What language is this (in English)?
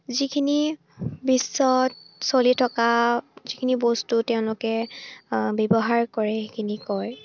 Assamese